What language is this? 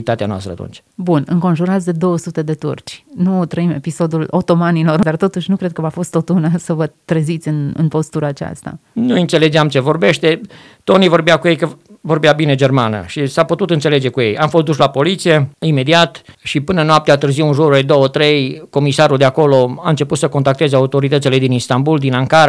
Romanian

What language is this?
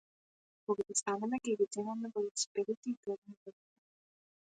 Macedonian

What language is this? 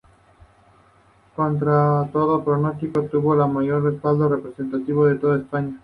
Spanish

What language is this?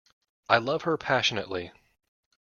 English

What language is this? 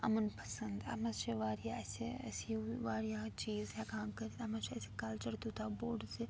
Kashmiri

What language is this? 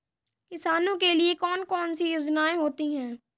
Hindi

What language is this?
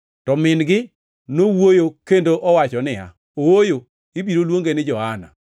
Luo (Kenya and Tanzania)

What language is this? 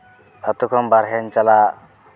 Santali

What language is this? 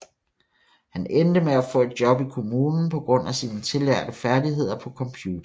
Danish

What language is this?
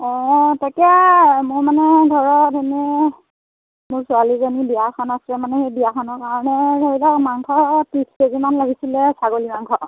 Assamese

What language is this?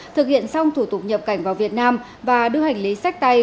Vietnamese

